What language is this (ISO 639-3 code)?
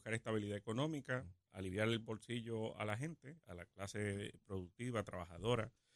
spa